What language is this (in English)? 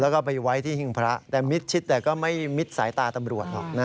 Thai